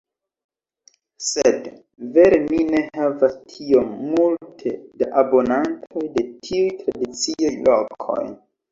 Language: Esperanto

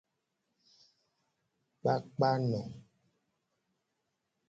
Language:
Gen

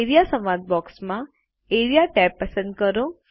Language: Gujarati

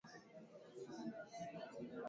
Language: Swahili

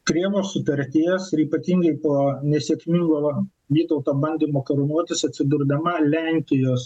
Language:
Lithuanian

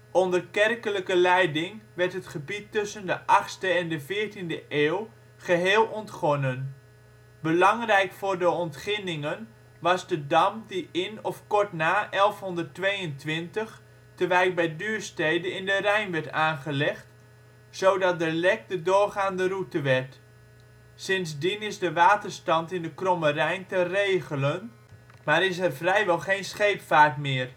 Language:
Dutch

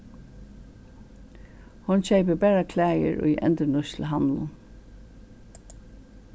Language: Faroese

